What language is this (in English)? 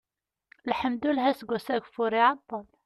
Kabyle